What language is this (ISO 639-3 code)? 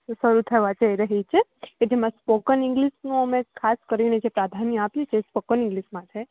guj